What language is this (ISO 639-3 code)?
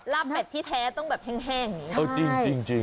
tha